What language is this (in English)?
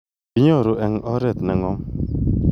Kalenjin